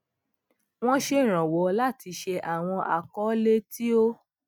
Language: Yoruba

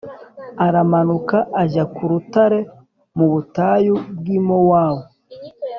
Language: Kinyarwanda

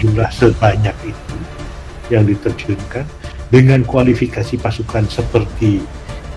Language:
Indonesian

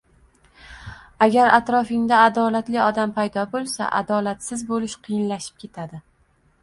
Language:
Uzbek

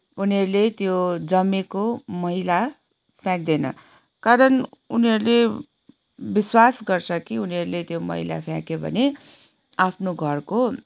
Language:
Nepali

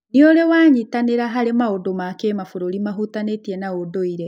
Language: Kikuyu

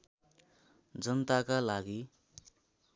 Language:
Nepali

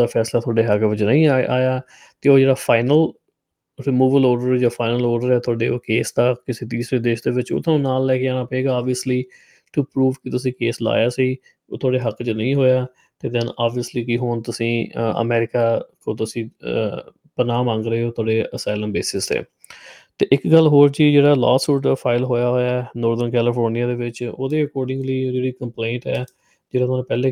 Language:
Punjabi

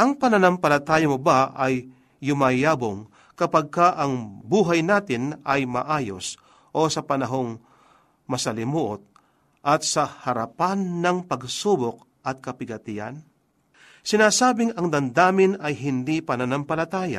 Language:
Filipino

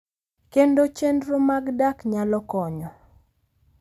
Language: Luo (Kenya and Tanzania)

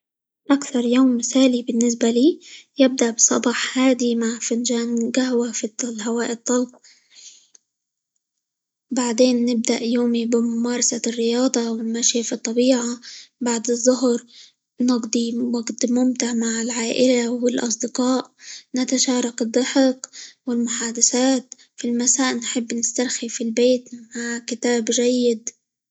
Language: Libyan Arabic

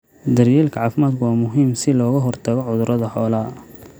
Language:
Somali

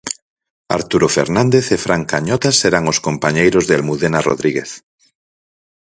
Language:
Galician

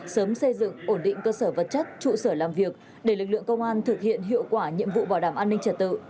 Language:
Vietnamese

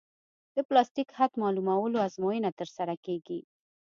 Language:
Pashto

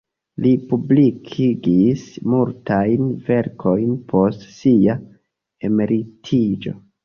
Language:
Esperanto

